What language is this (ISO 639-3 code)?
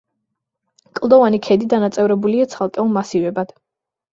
kat